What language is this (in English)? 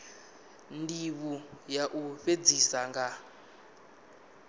Venda